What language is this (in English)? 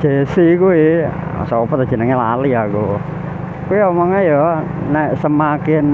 Indonesian